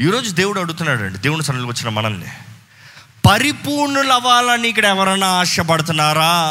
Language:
Telugu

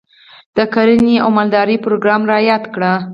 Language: Pashto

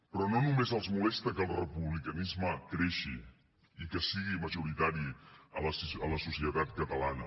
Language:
Catalan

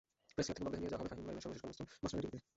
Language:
Bangla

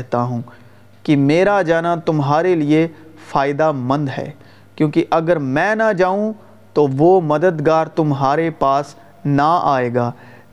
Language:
Urdu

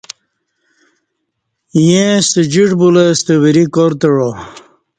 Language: Kati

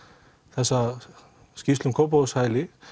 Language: Icelandic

